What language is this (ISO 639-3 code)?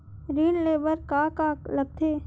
hne